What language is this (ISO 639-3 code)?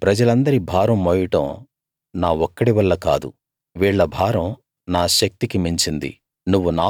tel